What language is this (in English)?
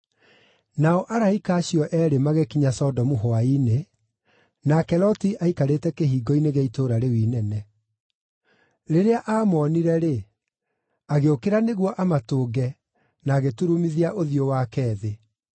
Kikuyu